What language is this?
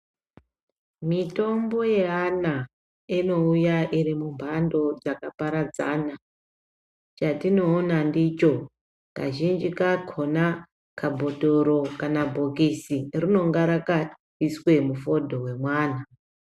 Ndau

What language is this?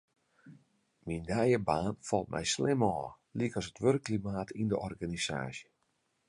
Western Frisian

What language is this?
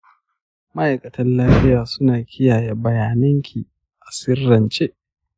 Hausa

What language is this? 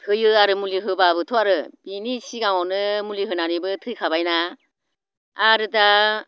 Bodo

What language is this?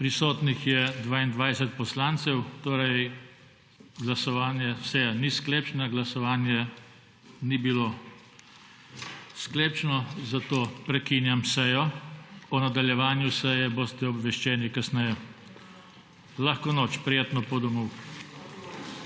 Slovenian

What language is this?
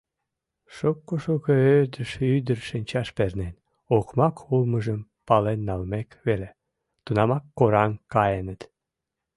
Mari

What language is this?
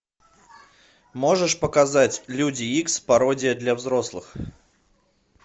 Russian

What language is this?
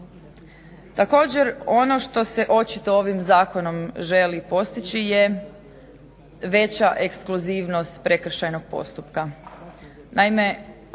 Croatian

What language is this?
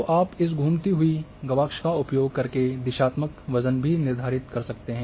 Hindi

